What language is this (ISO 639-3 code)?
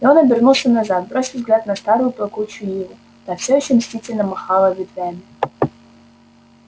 rus